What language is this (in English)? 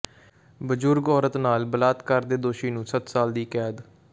Punjabi